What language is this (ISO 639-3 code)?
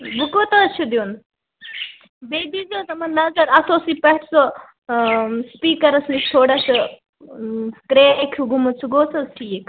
kas